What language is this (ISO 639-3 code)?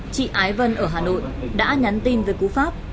vie